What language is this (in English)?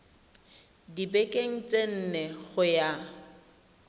Tswana